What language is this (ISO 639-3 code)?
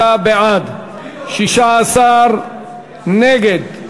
heb